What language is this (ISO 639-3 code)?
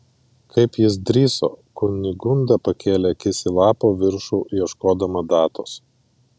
lit